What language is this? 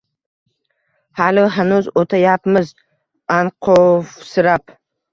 Uzbek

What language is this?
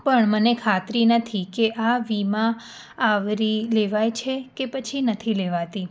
Gujarati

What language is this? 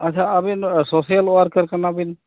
Santali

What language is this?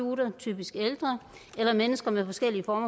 Danish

